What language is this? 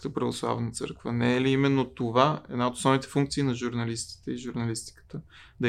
Bulgarian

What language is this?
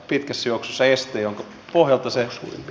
Finnish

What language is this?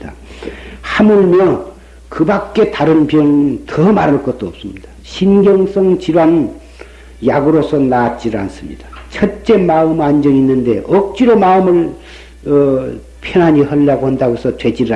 Korean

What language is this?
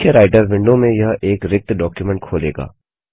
Hindi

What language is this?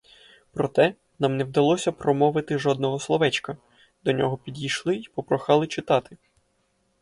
Ukrainian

